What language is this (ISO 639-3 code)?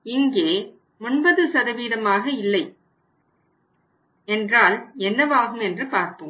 tam